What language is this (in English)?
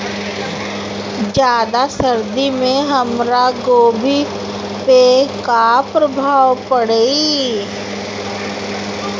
Bhojpuri